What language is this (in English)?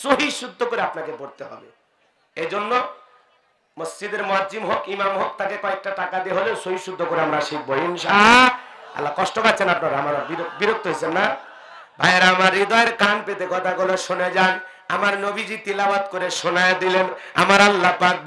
Arabic